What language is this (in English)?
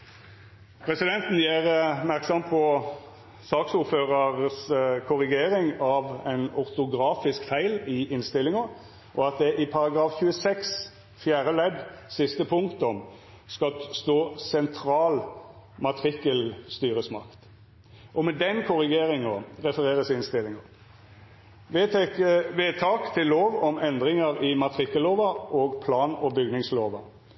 Norwegian Nynorsk